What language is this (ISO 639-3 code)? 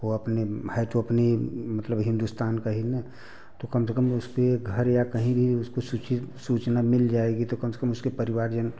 hin